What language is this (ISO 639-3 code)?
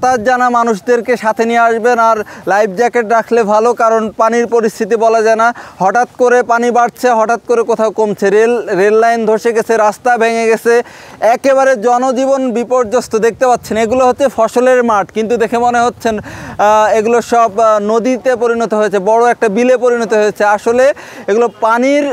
tur